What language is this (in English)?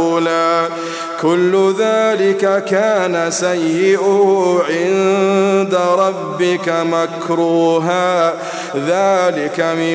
Arabic